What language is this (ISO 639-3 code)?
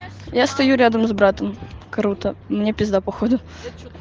rus